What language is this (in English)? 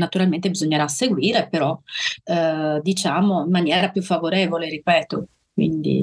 Italian